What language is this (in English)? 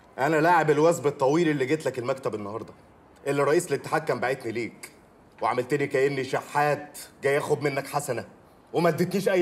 Arabic